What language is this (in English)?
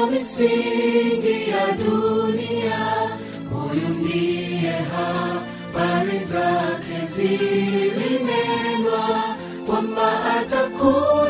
Swahili